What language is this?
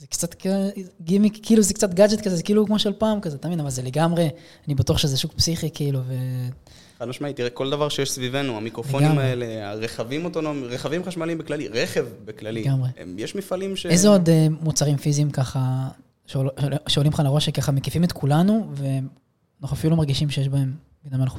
Hebrew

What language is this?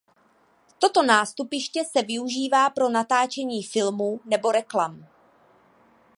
Czech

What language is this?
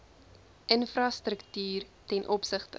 Afrikaans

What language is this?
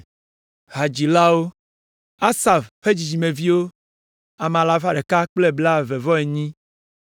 Ewe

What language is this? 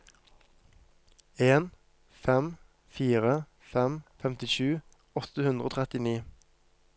Norwegian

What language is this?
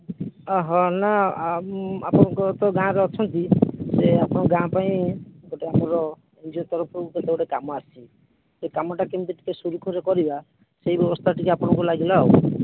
Odia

